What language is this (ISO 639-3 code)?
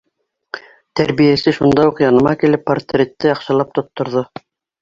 bak